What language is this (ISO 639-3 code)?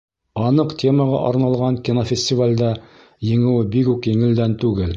bak